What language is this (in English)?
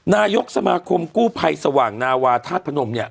Thai